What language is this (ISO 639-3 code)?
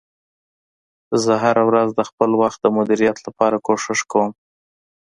pus